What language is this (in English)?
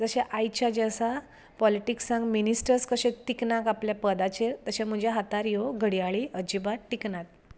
Konkani